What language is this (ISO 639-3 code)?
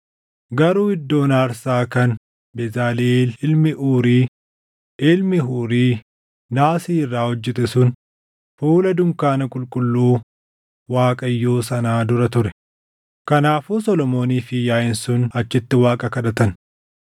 orm